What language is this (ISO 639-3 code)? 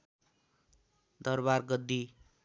nep